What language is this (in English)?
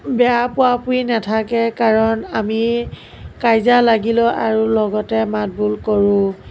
Assamese